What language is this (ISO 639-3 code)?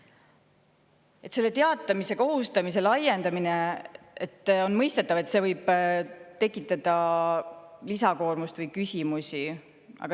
est